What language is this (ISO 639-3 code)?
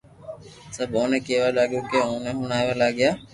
lrk